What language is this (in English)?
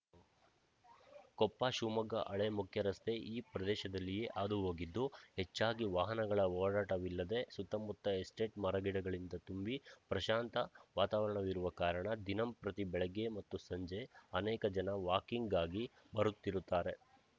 Kannada